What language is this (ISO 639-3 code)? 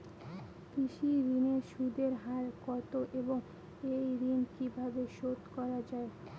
ben